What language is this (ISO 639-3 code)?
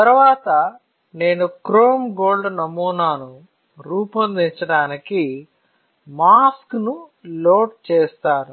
tel